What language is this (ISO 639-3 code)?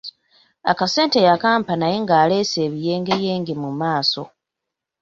lug